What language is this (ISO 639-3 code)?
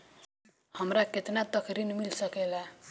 bho